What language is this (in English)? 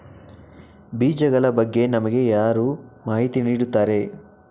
Kannada